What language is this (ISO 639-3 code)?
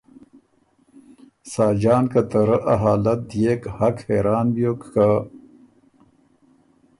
oru